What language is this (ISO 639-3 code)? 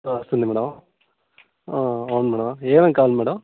tel